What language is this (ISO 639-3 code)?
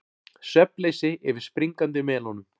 isl